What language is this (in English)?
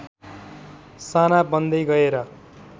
Nepali